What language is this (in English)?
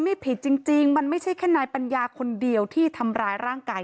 Thai